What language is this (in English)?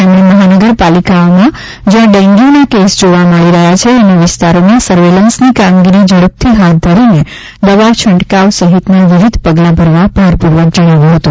Gujarati